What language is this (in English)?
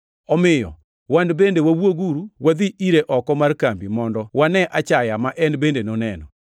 Luo (Kenya and Tanzania)